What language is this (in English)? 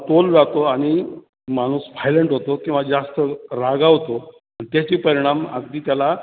Marathi